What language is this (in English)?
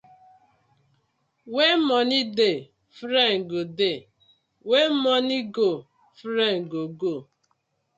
Nigerian Pidgin